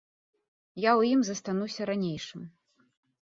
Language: Belarusian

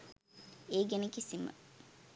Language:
Sinhala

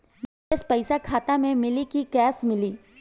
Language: Bhojpuri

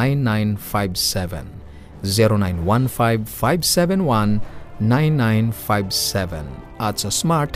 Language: Filipino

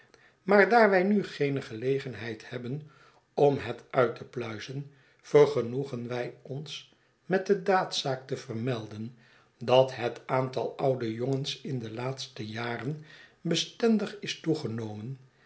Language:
Dutch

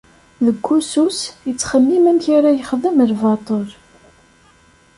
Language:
Kabyle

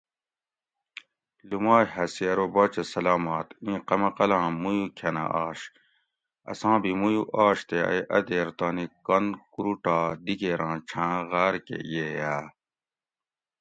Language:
Gawri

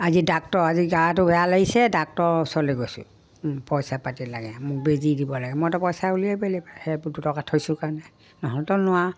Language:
Assamese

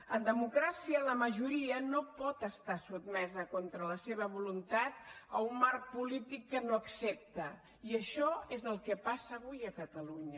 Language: Catalan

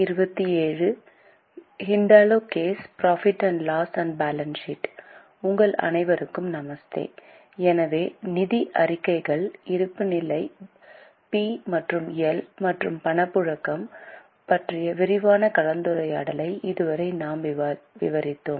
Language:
Tamil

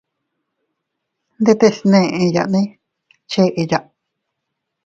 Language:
Teutila Cuicatec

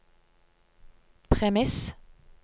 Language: Norwegian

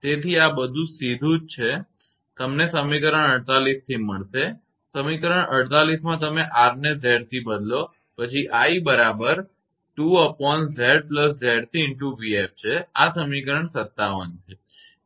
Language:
Gujarati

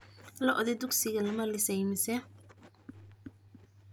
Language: Somali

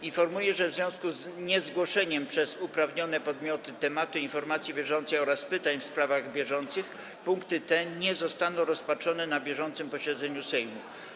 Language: Polish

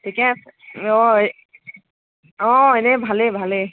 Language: Assamese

